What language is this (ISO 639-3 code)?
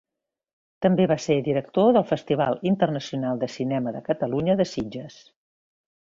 cat